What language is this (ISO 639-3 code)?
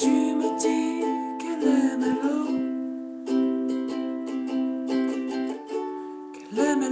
ukr